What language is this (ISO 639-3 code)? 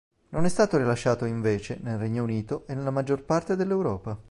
ita